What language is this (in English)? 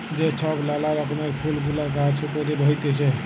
Bangla